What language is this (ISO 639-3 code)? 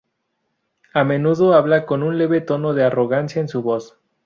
spa